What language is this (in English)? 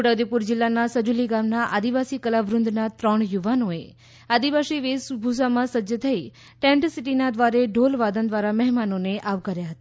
Gujarati